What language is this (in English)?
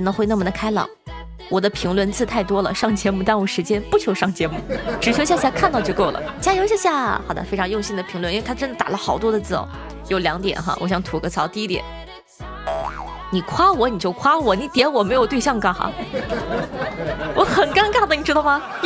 Chinese